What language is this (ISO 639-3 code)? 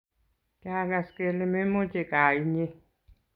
kln